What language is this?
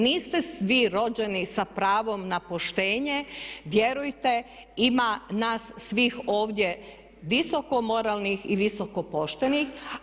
Croatian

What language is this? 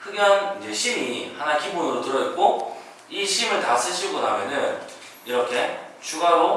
Korean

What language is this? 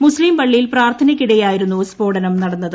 Malayalam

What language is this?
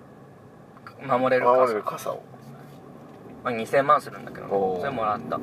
Japanese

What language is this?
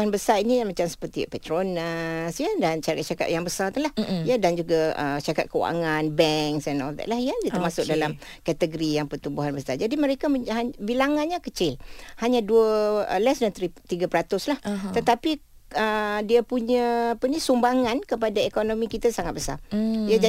Malay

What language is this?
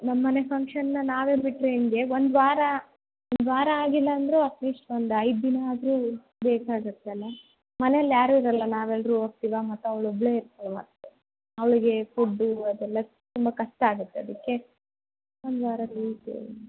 Kannada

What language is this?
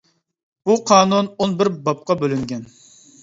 Uyghur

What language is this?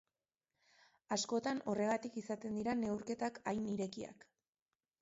Basque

